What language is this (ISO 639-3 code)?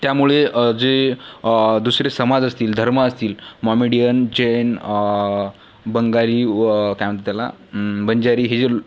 mar